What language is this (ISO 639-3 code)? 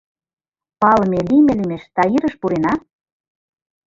chm